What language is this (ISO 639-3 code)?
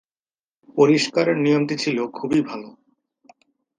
ben